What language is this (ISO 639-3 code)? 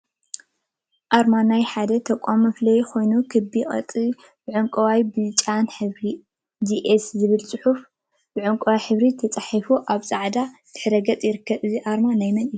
tir